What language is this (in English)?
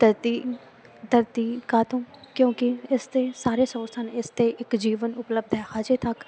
Punjabi